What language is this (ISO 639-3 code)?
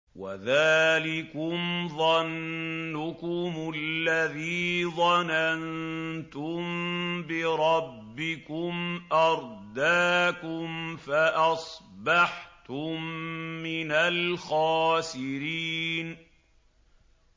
ara